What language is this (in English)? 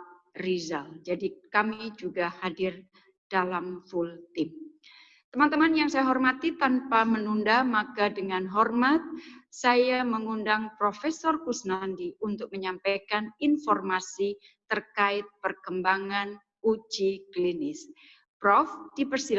Indonesian